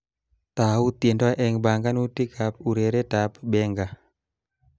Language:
Kalenjin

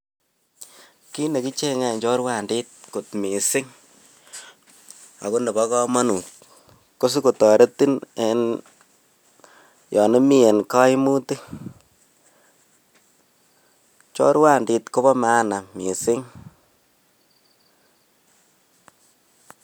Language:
Kalenjin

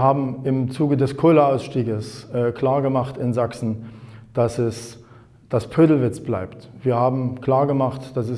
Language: German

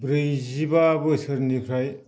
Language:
Bodo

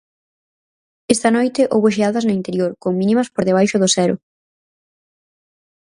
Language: Galician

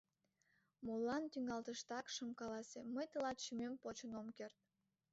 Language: Mari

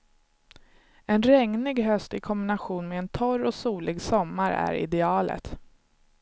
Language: Swedish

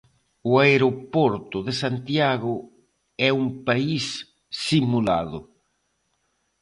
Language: Galician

